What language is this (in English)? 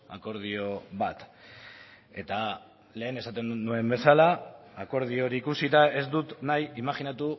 Basque